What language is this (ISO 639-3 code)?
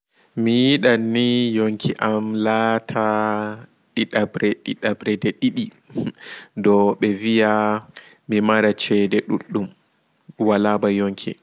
ful